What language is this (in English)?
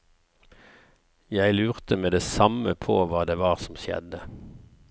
Norwegian